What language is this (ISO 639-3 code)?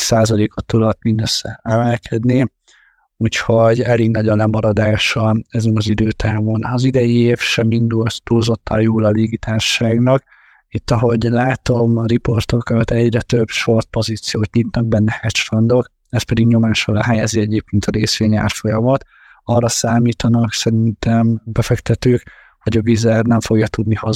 hun